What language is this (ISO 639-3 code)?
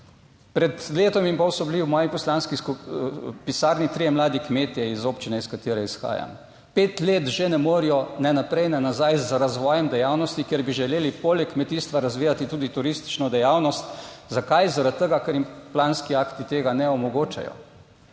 slv